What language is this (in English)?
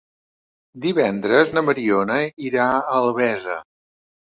Catalan